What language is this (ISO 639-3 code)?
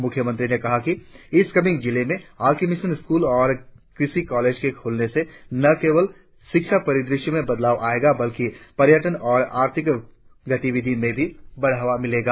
hin